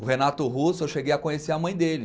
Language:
Portuguese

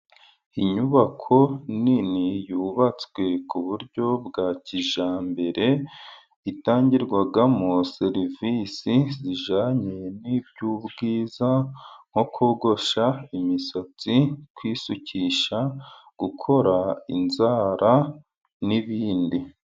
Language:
Kinyarwanda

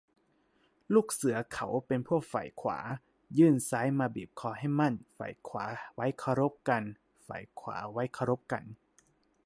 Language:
Thai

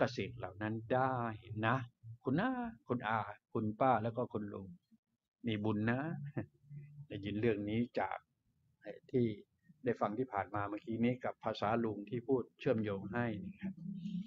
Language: Thai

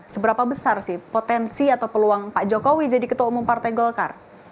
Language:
Indonesian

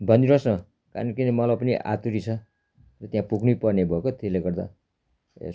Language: Nepali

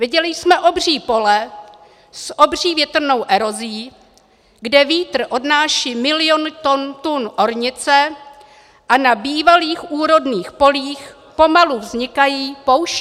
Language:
Czech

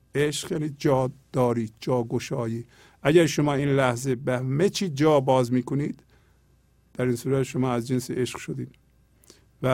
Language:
Persian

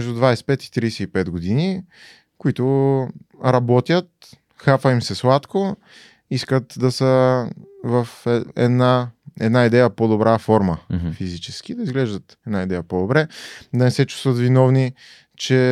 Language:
Bulgarian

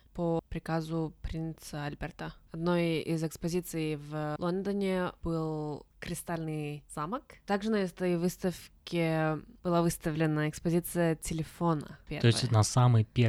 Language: Russian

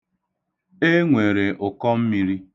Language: Igbo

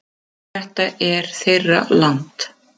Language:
Icelandic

